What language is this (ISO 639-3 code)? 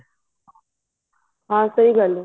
pan